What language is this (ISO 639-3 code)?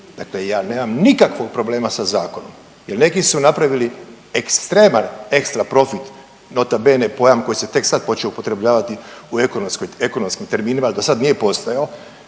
hrv